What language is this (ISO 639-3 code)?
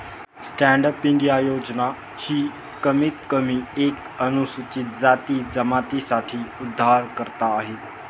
mar